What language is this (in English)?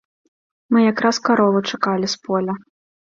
Belarusian